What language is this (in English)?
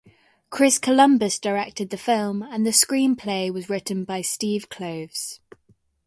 English